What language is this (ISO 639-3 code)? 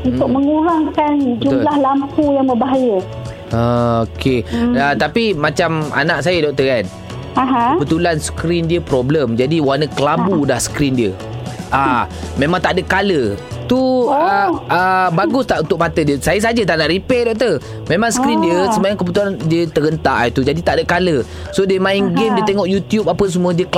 msa